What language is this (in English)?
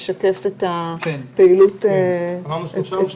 Hebrew